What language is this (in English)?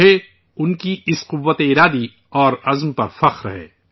Urdu